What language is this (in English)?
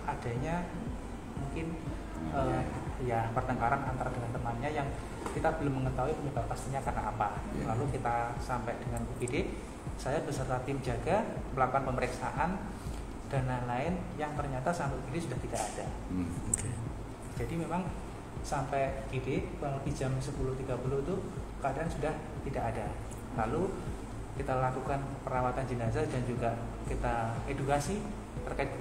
Indonesian